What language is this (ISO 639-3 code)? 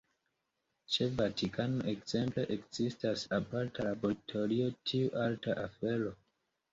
epo